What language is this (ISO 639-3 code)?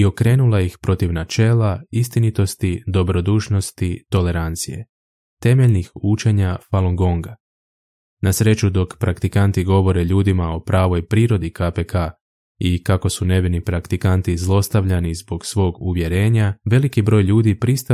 hrv